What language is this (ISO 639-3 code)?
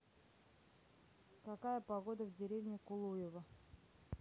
rus